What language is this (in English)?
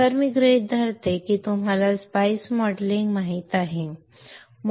Marathi